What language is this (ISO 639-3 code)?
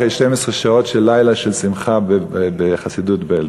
heb